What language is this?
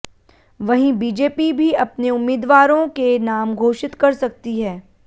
Hindi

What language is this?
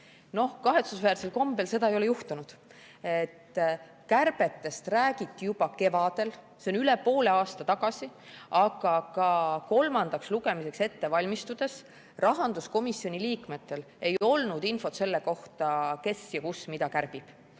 Estonian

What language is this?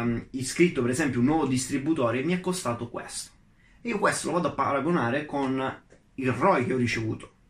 Italian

